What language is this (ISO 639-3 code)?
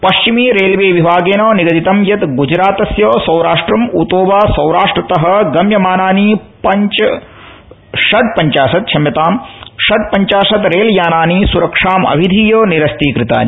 san